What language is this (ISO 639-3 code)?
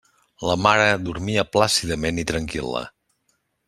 cat